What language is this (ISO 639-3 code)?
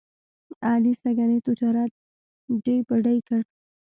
pus